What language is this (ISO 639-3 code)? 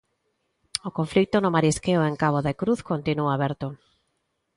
glg